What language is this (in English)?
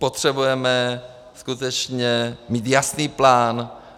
Czech